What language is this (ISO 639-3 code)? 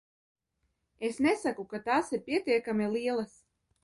lav